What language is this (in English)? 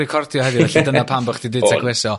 Welsh